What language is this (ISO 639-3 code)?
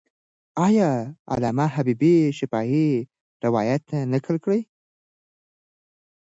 pus